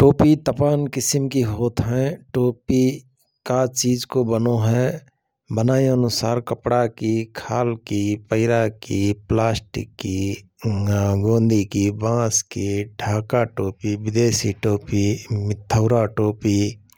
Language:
Rana Tharu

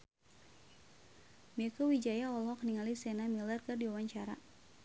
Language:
Sundanese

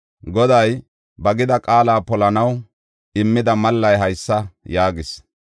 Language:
Gofa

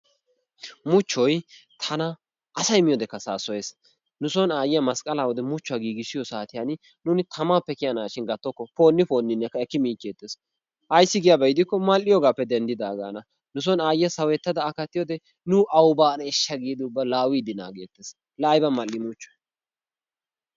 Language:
Wolaytta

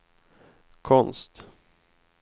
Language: Swedish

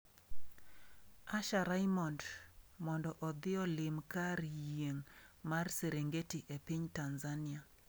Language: Luo (Kenya and Tanzania)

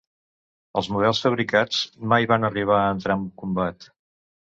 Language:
Catalan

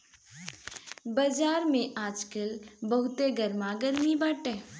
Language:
Bhojpuri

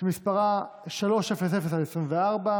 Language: Hebrew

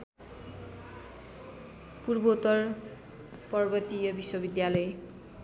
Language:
Nepali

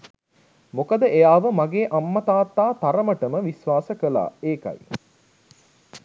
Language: Sinhala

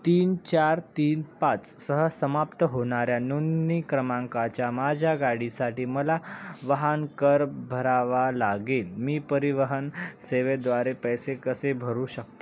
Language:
Marathi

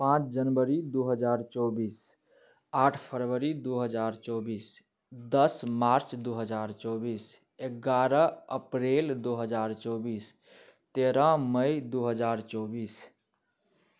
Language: Maithili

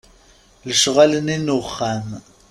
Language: Kabyle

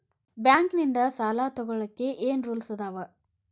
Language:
Kannada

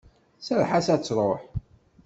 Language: Kabyle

